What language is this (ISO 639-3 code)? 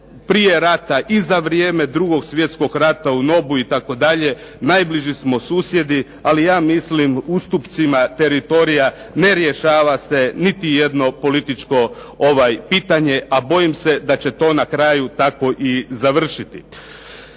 hrv